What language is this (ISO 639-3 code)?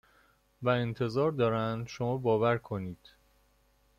fas